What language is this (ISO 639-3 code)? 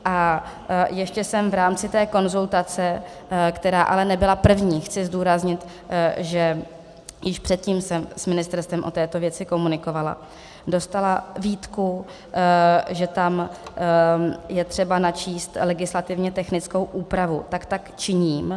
ces